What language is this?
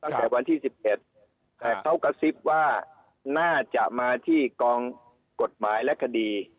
Thai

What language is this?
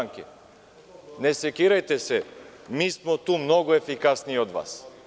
Serbian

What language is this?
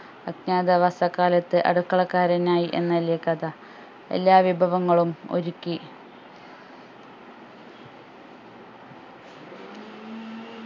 Malayalam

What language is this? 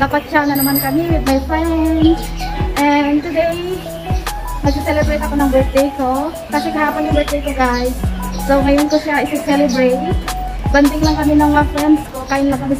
Indonesian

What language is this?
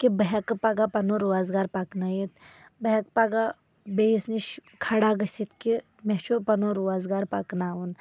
Kashmiri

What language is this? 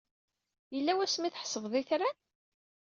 Kabyle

